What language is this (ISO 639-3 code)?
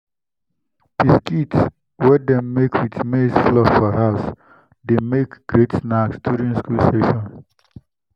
pcm